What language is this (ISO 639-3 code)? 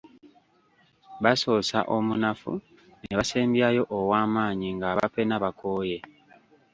lug